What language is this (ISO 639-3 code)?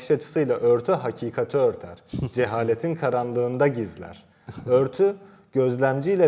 tur